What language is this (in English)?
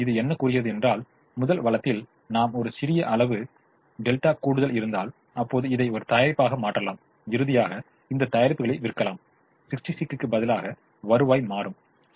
Tamil